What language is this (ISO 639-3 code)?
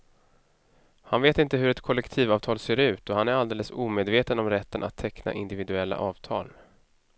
swe